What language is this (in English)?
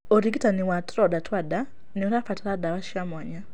Kikuyu